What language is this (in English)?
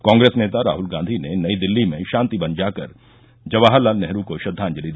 Hindi